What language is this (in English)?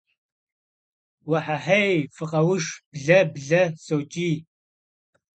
Kabardian